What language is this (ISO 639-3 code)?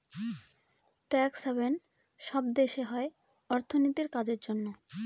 ben